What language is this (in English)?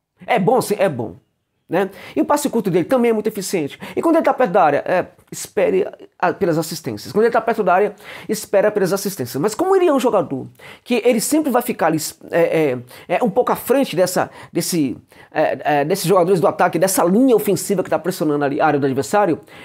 Portuguese